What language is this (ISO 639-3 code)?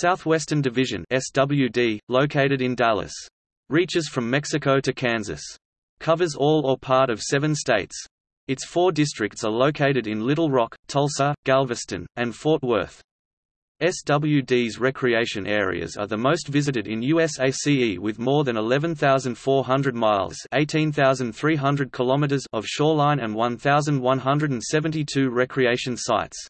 eng